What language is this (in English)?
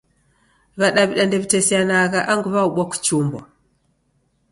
Taita